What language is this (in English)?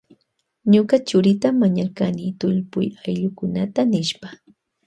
Loja Highland Quichua